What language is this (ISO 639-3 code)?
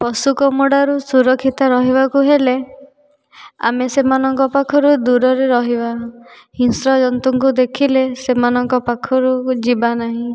ori